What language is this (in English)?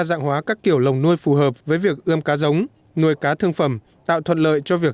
Vietnamese